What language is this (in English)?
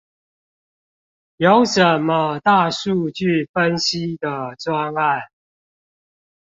Chinese